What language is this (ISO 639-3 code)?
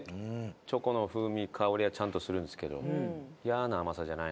jpn